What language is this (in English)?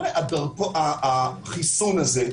Hebrew